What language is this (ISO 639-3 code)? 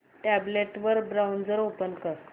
mar